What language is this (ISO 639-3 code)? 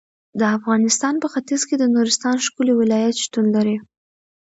pus